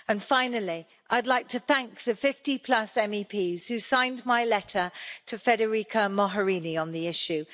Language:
English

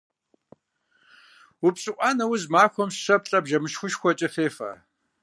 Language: Kabardian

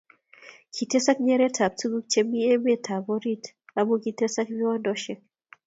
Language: Kalenjin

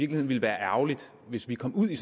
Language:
Danish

